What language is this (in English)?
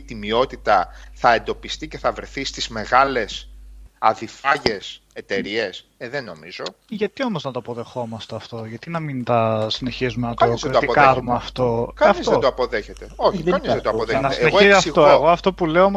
Greek